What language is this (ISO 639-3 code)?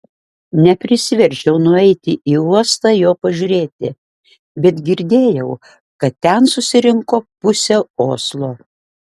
lit